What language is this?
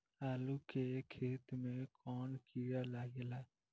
Bhojpuri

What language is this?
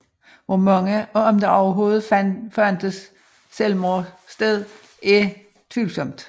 Danish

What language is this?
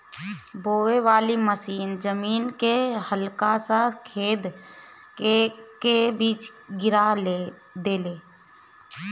Bhojpuri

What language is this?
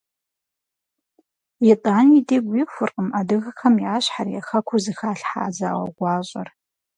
Kabardian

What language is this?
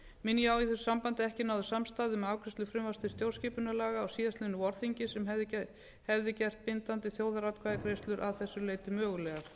Icelandic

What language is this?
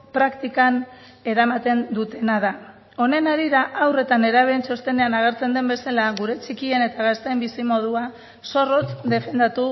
Basque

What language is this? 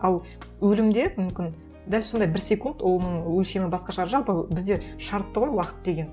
Kazakh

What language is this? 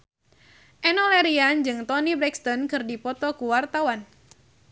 Sundanese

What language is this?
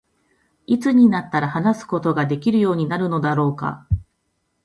Japanese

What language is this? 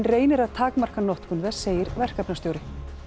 Icelandic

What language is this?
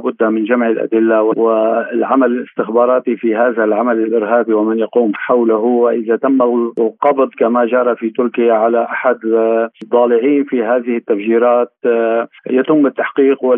Arabic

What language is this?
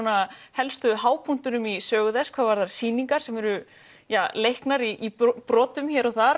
Icelandic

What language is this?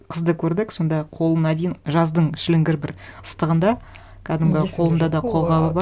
Kazakh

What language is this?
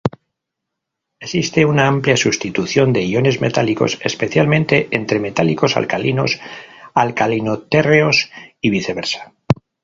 Spanish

